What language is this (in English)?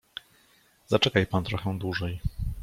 Polish